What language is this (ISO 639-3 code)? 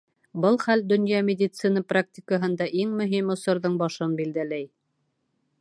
bak